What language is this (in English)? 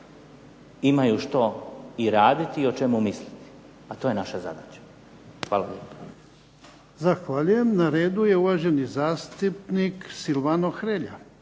Croatian